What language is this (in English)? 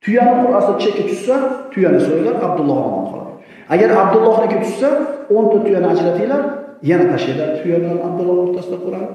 Turkish